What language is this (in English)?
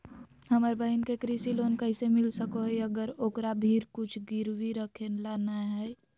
Magahi